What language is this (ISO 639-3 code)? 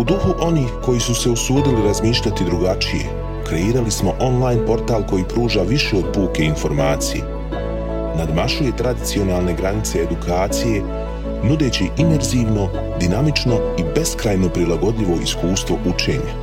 hrv